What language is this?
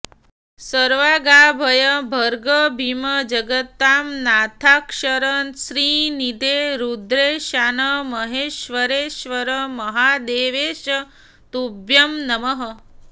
Sanskrit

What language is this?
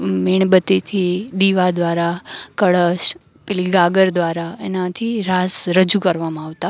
Gujarati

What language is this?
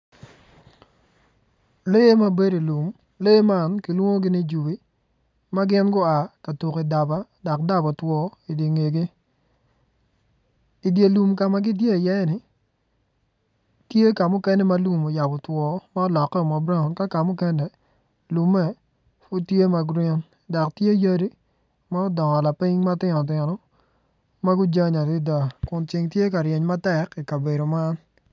Acoli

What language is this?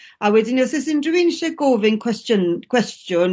Welsh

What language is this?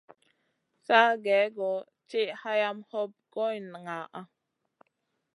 Masana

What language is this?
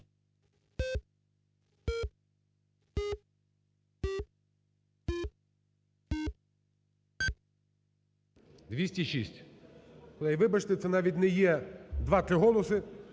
Ukrainian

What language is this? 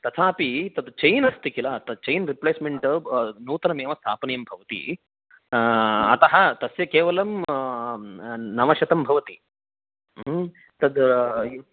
Sanskrit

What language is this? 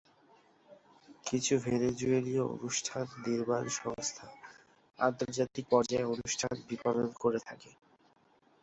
Bangla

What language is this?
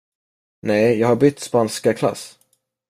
Swedish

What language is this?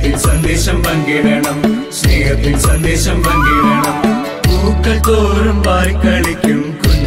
Vietnamese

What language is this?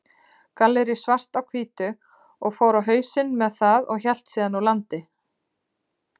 Icelandic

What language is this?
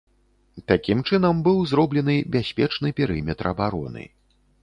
Belarusian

